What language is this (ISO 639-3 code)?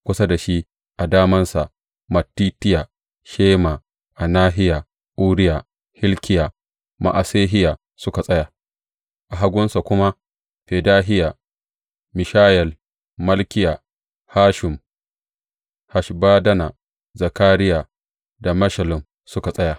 hau